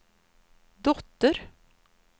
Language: Swedish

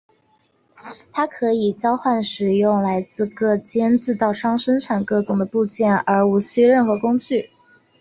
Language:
Chinese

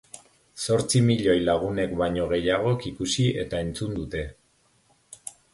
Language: Basque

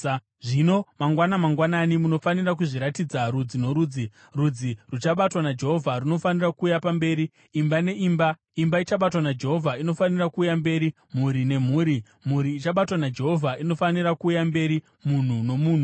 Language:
Shona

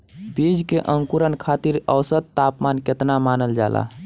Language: Bhojpuri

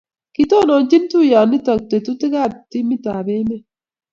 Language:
Kalenjin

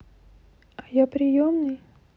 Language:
Russian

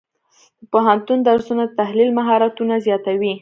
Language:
Pashto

